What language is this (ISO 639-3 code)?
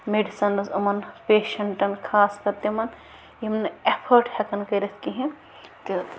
kas